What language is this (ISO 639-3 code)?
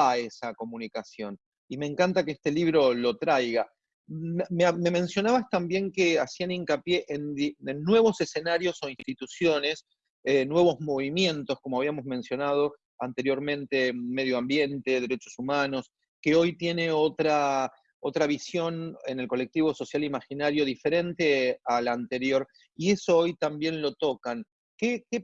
spa